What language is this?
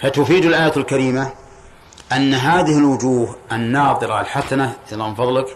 Arabic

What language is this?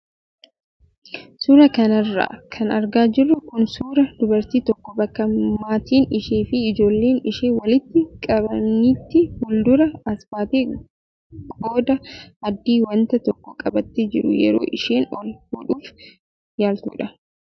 Oromo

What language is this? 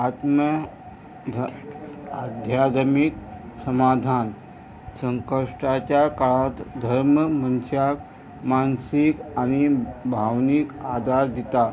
Konkani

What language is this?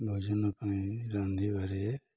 Odia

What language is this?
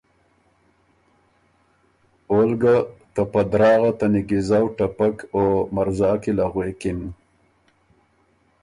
Ormuri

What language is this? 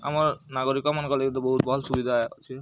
Odia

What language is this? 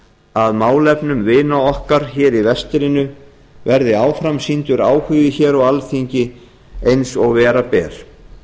Icelandic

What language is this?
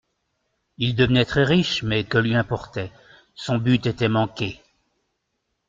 French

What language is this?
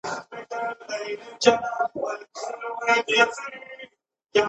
Pashto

